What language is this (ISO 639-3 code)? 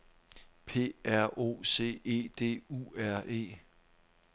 dan